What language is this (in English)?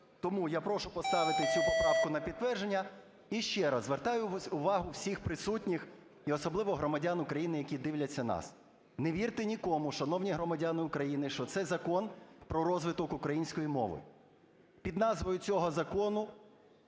Ukrainian